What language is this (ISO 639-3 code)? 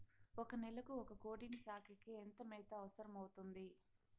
tel